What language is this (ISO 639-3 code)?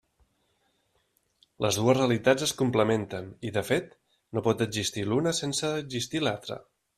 cat